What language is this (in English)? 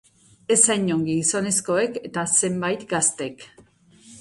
Basque